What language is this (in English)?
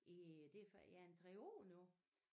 Danish